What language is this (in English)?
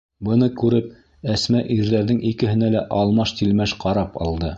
Bashkir